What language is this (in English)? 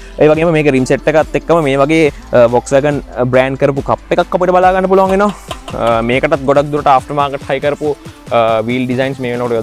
Thai